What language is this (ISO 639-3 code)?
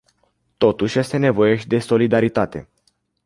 ron